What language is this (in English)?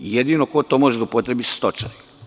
Serbian